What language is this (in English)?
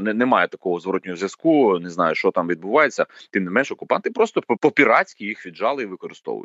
Ukrainian